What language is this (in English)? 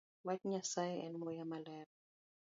Luo (Kenya and Tanzania)